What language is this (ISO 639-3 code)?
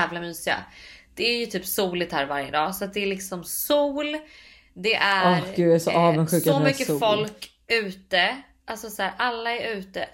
swe